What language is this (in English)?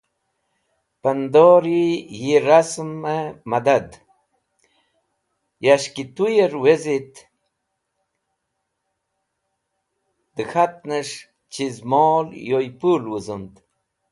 Wakhi